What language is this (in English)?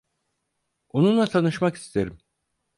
Turkish